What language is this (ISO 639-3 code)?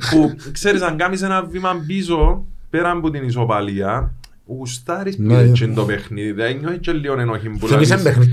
ell